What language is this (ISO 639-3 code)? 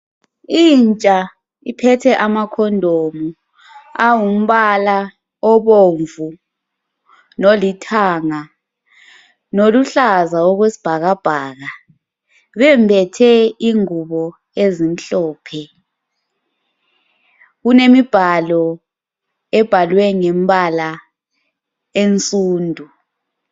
nde